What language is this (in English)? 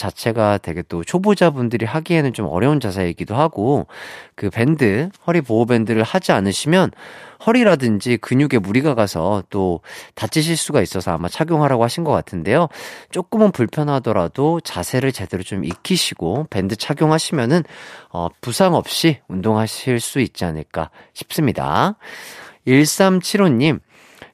Korean